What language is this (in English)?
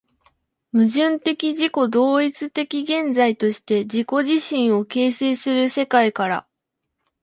Japanese